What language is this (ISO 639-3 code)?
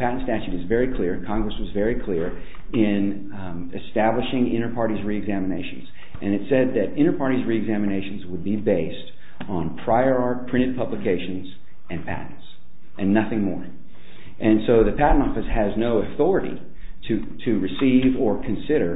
eng